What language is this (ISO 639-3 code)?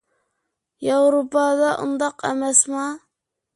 uig